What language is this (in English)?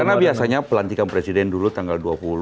Indonesian